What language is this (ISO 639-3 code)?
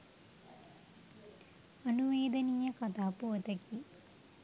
sin